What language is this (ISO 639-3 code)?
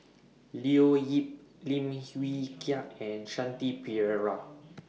eng